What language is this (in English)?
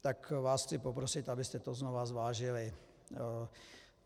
Czech